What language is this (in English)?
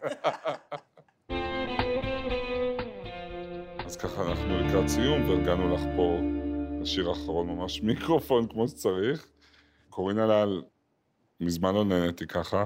Hebrew